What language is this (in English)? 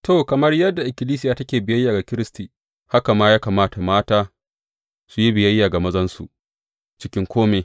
Hausa